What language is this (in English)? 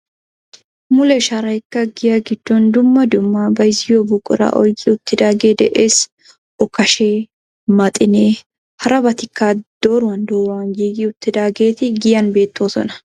Wolaytta